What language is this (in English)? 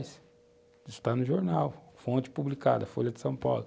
Portuguese